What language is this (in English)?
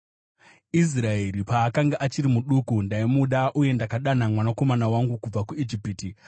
Shona